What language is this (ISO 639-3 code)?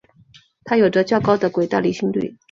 zho